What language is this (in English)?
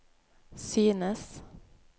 Norwegian